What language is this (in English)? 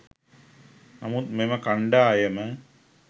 Sinhala